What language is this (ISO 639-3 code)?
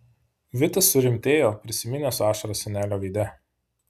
lit